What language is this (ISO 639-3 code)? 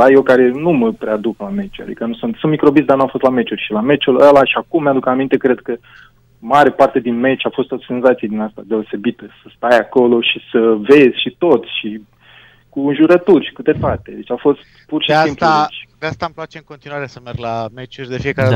ron